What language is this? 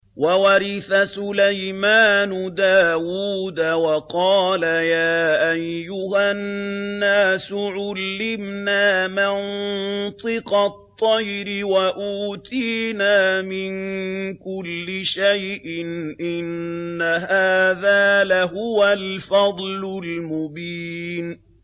Arabic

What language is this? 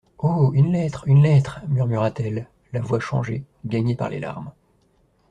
French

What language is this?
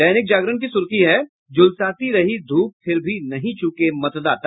Hindi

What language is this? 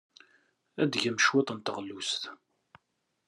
Kabyle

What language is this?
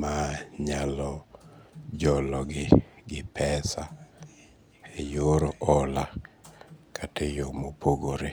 Luo (Kenya and Tanzania)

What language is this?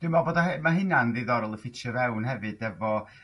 Welsh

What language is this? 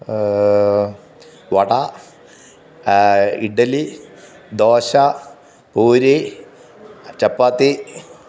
Malayalam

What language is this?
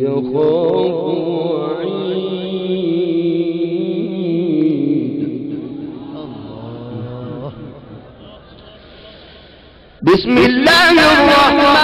Arabic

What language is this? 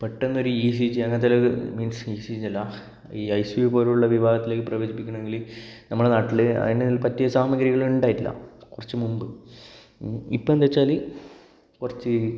Malayalam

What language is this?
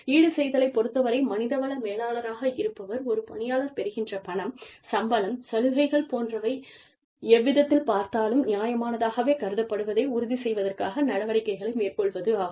Tamil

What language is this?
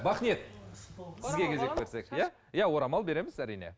Kazakh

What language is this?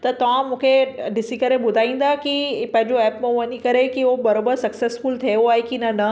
Sindhi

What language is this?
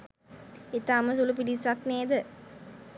Sinhala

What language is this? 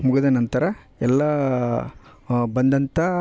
Kannada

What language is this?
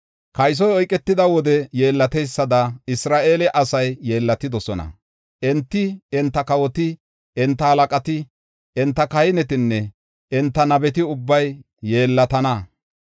Gofa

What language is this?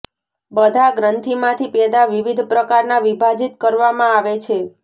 Gujarati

